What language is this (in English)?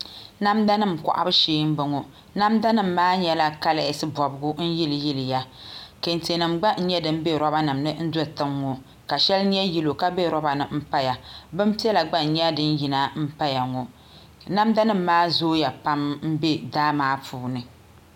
Dagbani